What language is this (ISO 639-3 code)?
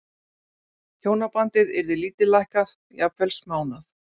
isl